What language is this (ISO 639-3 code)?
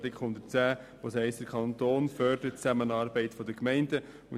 gsw